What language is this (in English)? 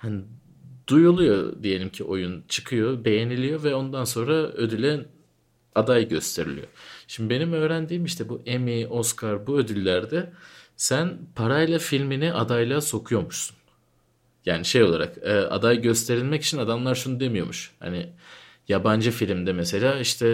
Turkish